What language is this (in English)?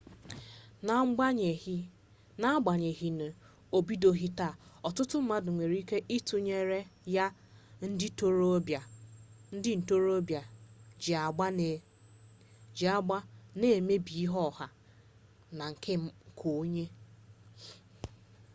Igbo